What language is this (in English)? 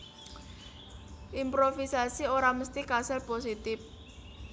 Javanese